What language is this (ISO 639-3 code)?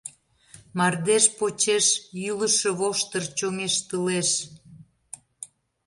chm